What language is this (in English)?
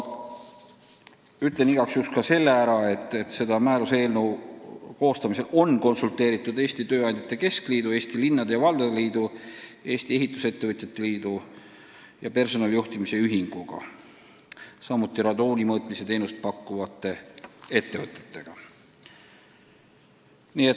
Estonian